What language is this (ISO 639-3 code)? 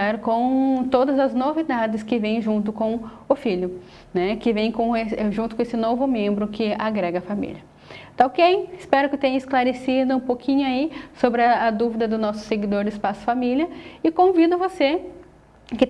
por